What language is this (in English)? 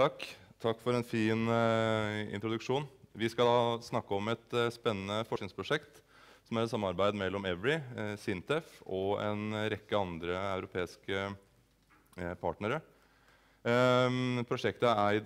Norwegian